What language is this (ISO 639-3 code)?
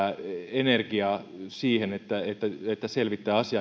fin